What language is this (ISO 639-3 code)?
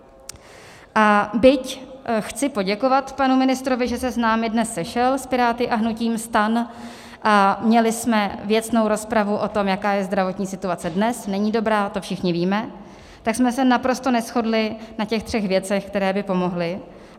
ces